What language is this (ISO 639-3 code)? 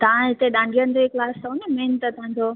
snd